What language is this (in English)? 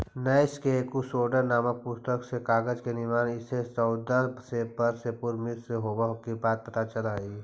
Magahi